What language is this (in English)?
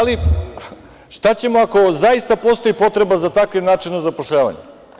Serbian